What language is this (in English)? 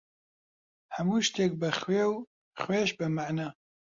Central Kurdish